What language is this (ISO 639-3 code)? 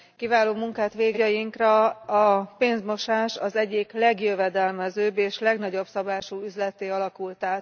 hun